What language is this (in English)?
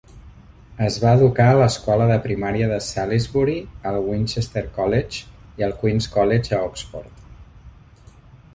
Catalan